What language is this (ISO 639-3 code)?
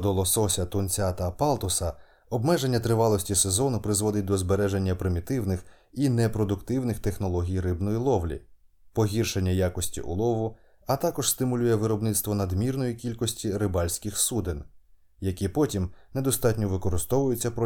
ukr